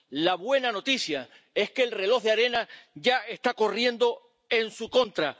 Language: Spanish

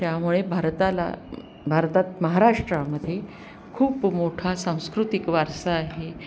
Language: Marathi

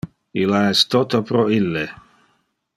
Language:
Interlingua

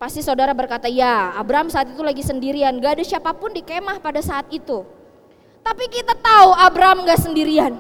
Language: Indonesian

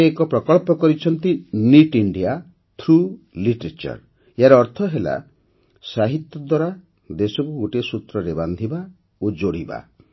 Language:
Odia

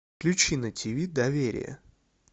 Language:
Russian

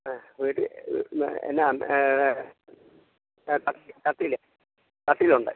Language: Malayalam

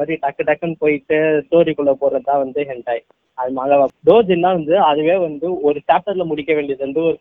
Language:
Tamil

